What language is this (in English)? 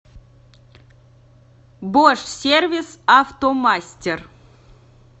Russian